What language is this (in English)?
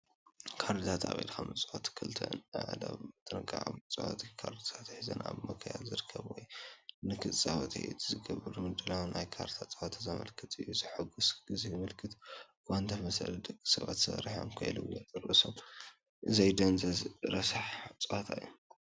Tigrinya